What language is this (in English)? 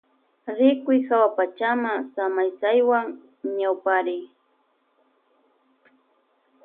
Loja Highland Quichua